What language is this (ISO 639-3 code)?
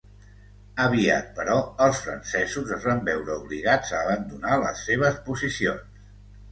cat